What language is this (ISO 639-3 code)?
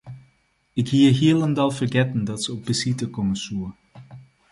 fry